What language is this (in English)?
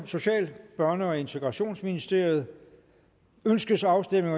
Danish